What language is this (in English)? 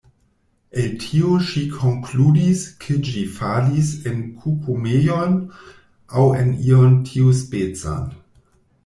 Esperanto